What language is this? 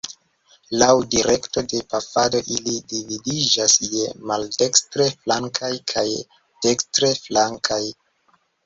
Esperanto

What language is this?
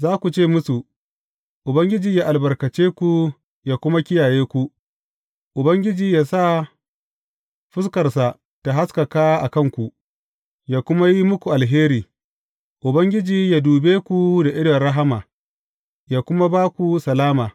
Hausa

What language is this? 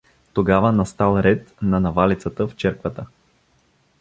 Bulgarian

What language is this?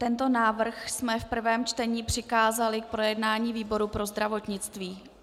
Czech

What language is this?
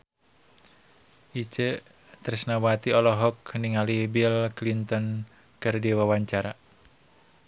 Sundanese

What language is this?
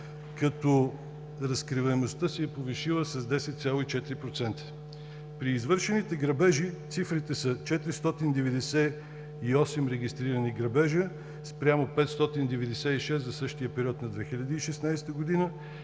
Bulgarian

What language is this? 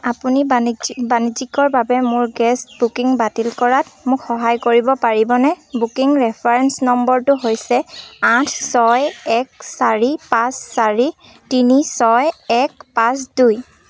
Assamese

